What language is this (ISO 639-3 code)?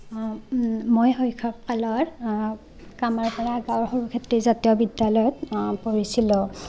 asm